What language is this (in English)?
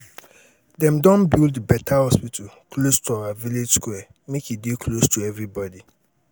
Nigerian Pidgin